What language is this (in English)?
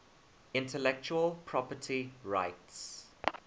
English